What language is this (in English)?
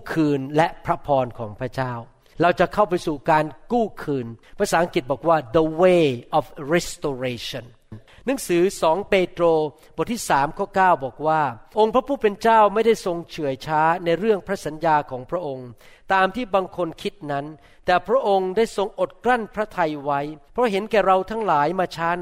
Thai